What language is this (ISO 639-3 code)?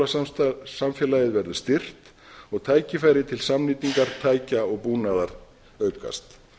isl